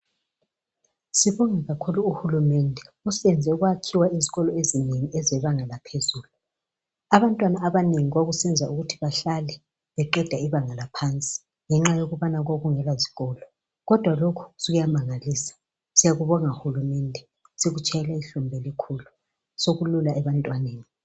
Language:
North Ndebele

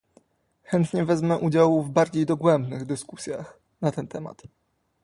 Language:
Polish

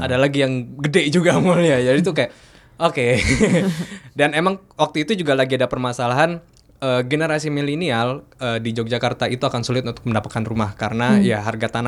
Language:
Indonesian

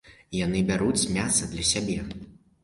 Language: Belarusian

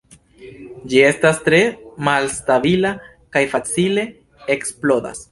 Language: Esperanto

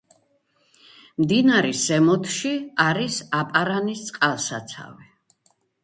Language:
Georgian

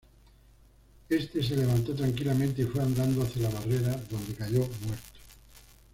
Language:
Spanish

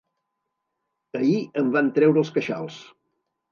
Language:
Catalan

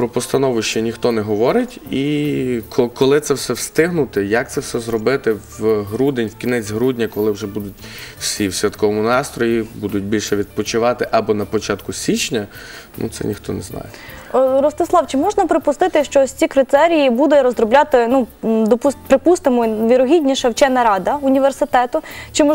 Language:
Ukrainian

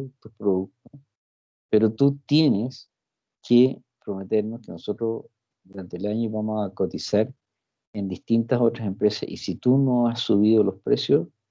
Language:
Spanish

